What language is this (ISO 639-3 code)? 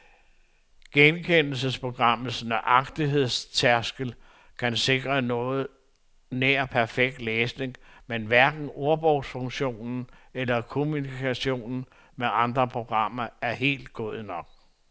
dan